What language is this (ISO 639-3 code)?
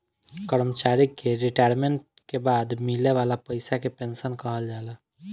bho